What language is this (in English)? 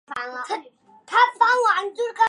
Chinese